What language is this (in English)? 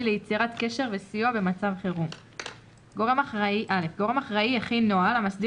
Hebrew